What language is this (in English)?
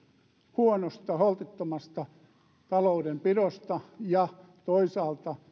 Finnish